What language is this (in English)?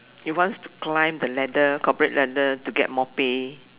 English